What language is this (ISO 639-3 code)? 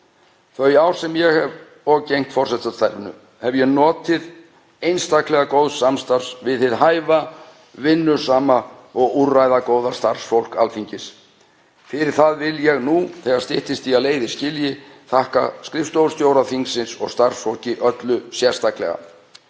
isl